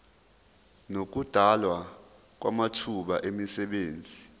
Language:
Zulu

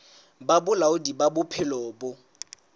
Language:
Southern Sotho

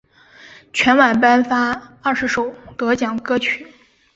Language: Chinese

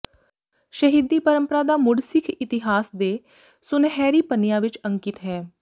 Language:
Punjabi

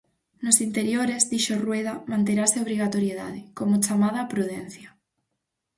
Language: Galician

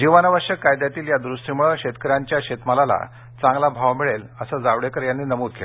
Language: Marathi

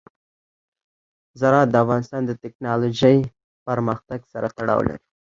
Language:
Pashto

